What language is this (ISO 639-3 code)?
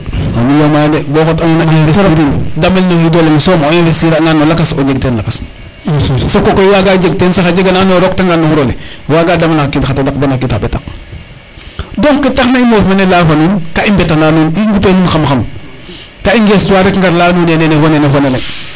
srr